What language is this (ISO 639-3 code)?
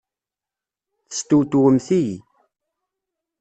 kab